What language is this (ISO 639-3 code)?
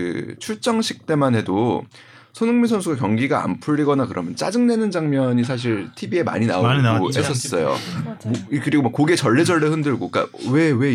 kor